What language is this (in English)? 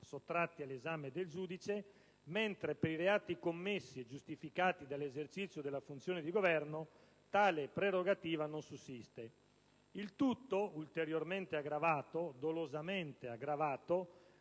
Italian